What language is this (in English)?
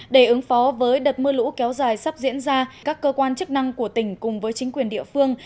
Vietnamese